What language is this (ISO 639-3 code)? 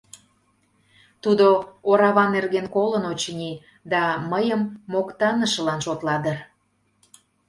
chm